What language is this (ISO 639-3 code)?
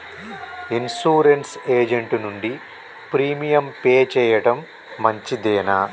tel